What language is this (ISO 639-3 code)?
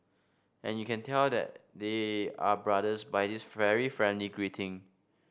eng